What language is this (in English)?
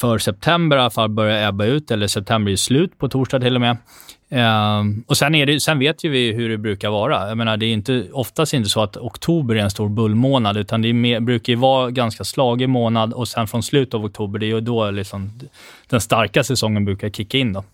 Swedish